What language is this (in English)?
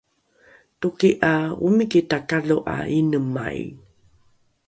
Rukai